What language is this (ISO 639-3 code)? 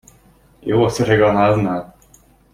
hun